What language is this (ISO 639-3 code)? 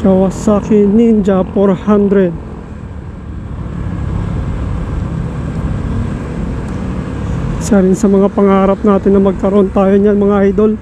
fil